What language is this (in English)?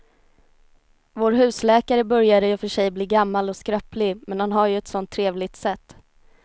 Swedish